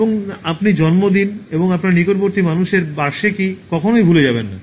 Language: Bangla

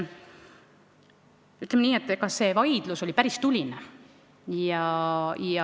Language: Estonian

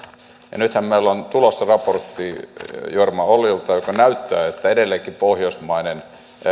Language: Finnish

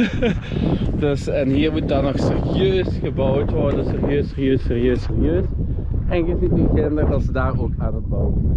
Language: Dutch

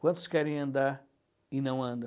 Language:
Portuguese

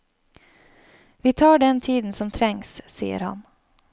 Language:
Norwegian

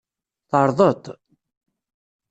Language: Kabyle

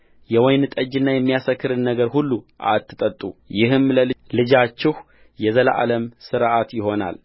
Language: Amharic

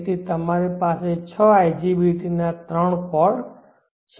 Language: Gujarati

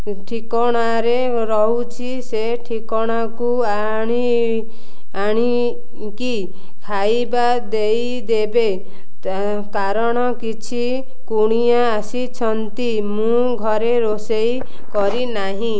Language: Odia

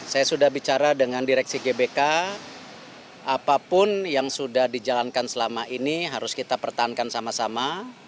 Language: Indonesian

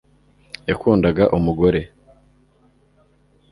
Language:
Kinyarwanda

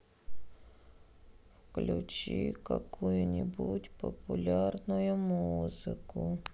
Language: Russian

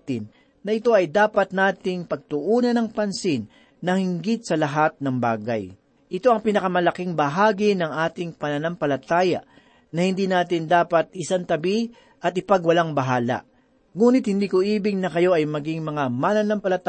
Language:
Filipino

